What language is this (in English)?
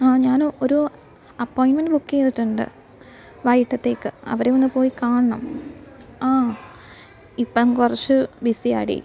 Malayalam